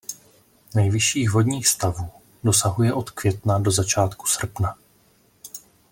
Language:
Czech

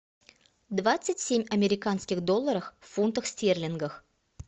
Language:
Russian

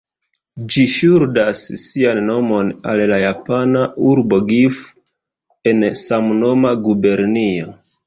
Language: Esperanto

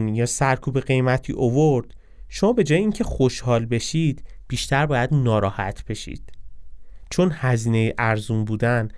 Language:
Persian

